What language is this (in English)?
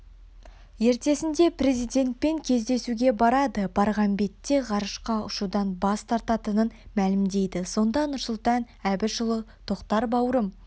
Kazakh